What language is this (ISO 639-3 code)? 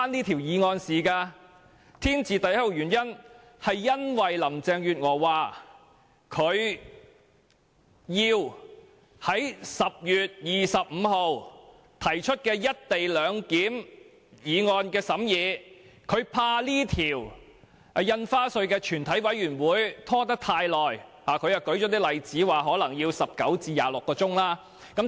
yue